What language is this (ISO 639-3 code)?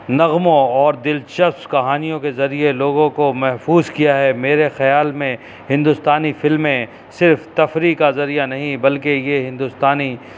urd